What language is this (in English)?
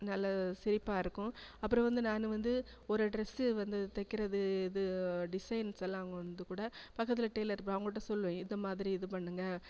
Tamil